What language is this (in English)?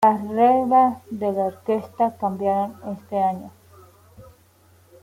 Spanish